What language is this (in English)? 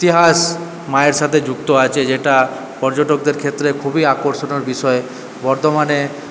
Bangla